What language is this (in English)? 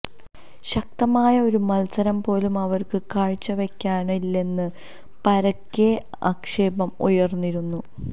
Malayalam